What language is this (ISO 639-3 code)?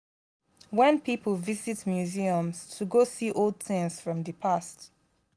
pcm